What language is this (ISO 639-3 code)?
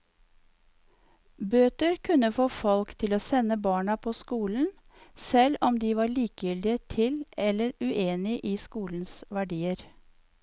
nor